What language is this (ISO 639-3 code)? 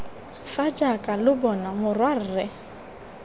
tsn